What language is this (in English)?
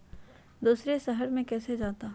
Magahi